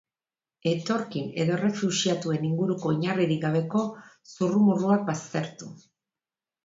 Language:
Basque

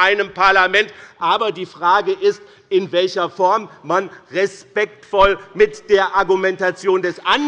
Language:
German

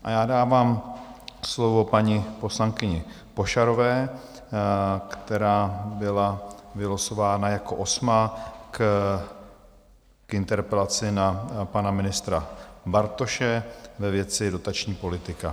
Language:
Czech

